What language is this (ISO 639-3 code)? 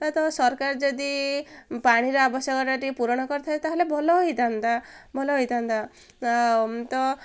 ori